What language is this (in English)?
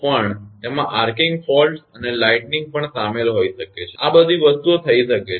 Gujarati